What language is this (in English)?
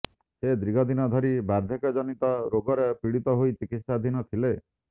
Odia